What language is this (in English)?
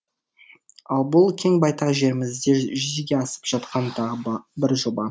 Kazakh